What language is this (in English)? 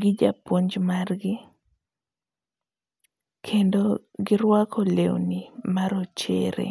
Luo (Kenya and Tanzania)